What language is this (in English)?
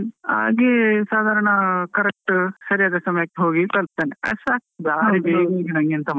Kannada